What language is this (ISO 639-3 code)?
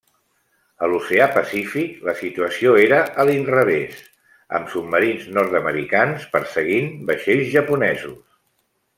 cat